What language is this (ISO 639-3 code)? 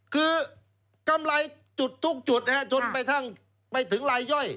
tha